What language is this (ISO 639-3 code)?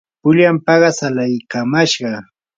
qur